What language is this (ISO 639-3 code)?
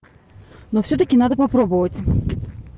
rus